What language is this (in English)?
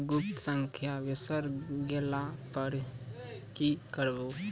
Maithili